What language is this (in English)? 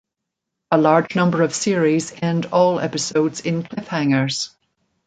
English